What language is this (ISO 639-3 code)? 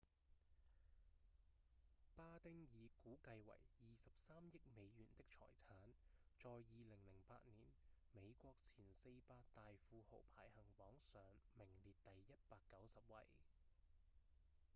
yue